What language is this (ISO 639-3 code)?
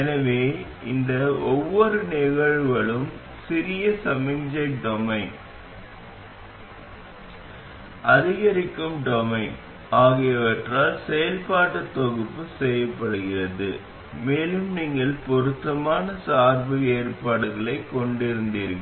tam